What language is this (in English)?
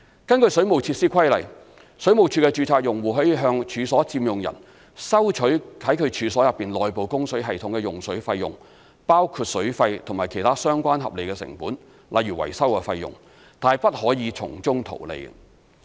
Cantonese